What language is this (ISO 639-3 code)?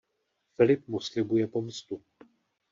ces